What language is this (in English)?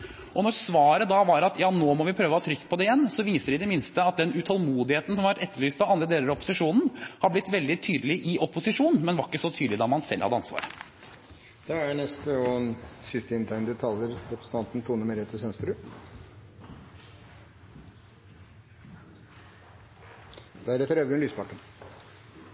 Norwegian Bokmål